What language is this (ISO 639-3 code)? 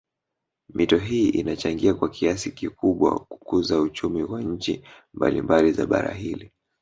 swa